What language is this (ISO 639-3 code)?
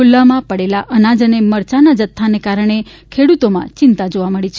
guj